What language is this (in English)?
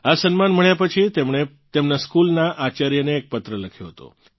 Gujarati